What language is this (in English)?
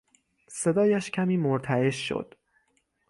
Persian